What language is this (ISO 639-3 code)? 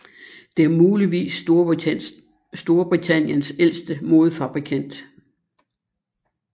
dan